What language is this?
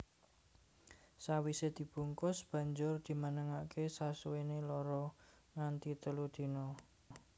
Javanese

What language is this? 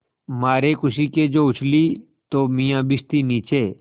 Hindi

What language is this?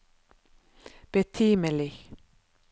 Norwegian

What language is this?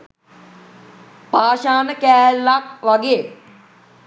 Sinhala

